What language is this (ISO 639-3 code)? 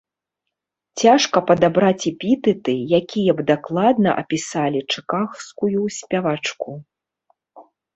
bel